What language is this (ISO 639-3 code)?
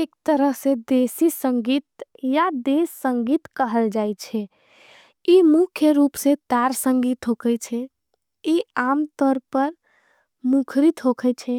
anp